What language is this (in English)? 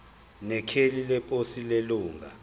Zulu